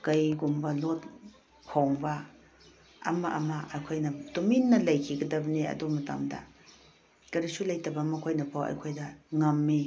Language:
Manipuri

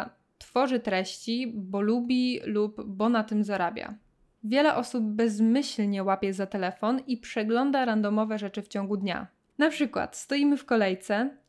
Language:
Polish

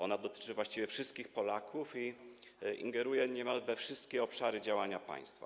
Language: Polish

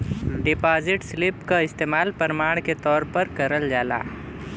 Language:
Bhojpuri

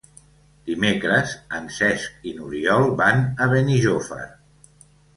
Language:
Catalan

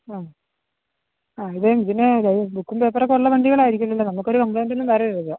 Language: Malayalam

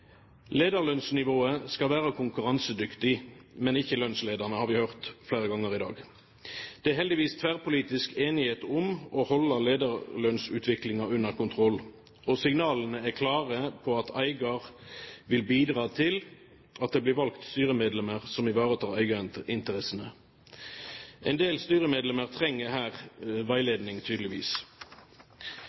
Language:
Norwegian Bokmål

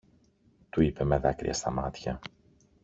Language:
Greek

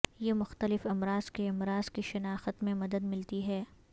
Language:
Urdu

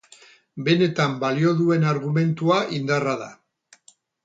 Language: Basque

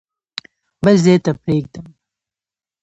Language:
Pashto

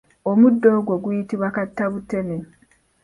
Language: Ganda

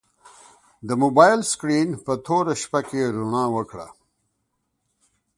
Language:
Pashto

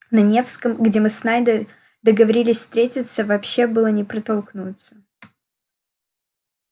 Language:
Russian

